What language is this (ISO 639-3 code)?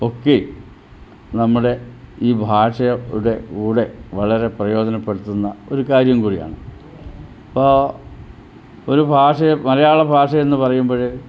mal